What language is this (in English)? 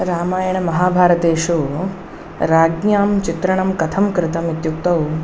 Sanskrit